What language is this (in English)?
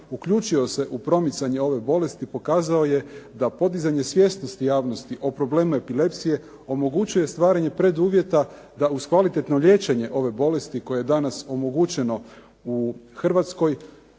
Croatian